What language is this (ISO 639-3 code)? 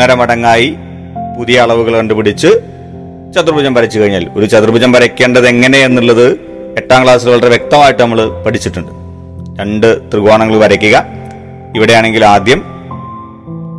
mal